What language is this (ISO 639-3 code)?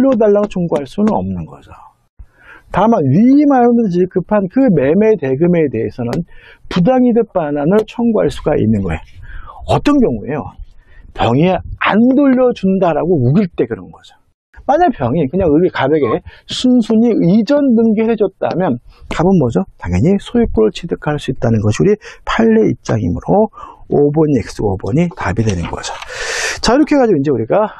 kor